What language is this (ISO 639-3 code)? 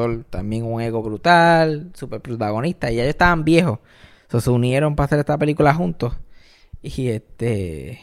spa